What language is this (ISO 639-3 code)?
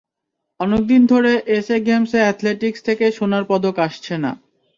ben